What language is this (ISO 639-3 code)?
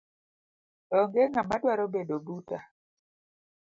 luo